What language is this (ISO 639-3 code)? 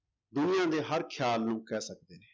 pan